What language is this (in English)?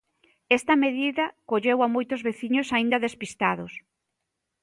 Galician